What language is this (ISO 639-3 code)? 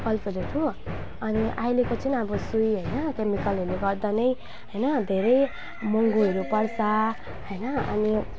nep